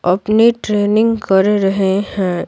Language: Hindi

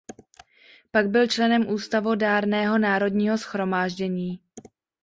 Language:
Czech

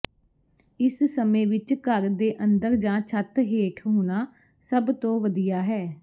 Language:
Punjabi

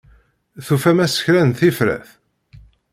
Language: Kabyle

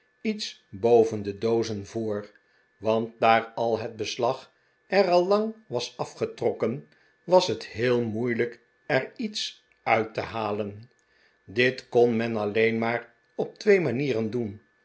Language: Dutch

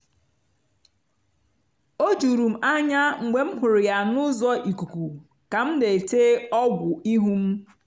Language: Igbo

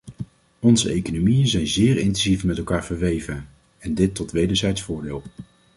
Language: Dutch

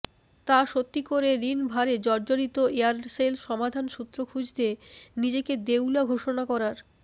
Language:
Bangla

